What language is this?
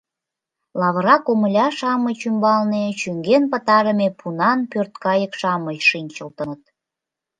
Mari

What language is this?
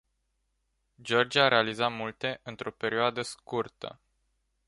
Romanian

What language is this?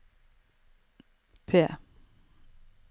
Norwegian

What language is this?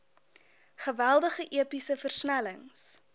Afrikaans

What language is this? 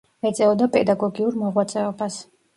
Georgian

